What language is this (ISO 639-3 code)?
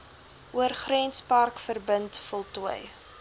afr